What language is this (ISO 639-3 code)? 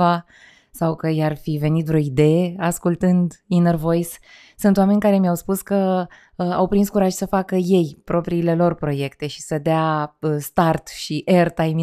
ron